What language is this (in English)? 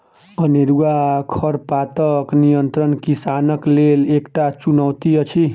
Maithili